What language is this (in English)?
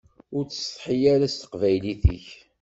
Kabyle